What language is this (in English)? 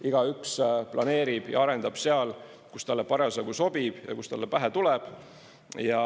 Estonian